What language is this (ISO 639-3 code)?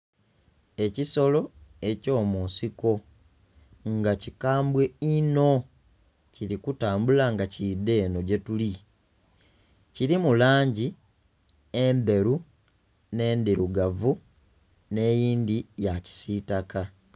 xog